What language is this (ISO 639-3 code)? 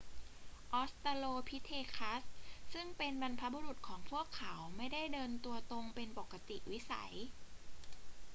tha